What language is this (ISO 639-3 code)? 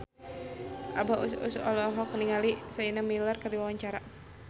sun